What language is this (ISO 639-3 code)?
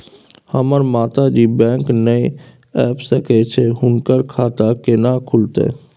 mai